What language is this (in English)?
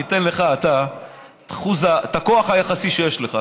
Hebrew